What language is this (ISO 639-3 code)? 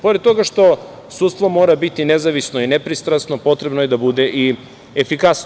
srp